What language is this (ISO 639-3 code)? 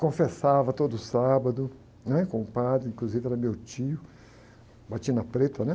por